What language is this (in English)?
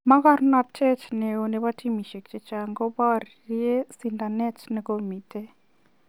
Kalenjin